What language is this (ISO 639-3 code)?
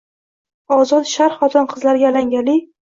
uzb